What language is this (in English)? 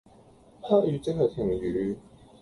Cantonese